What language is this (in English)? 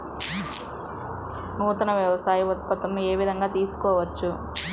Telugu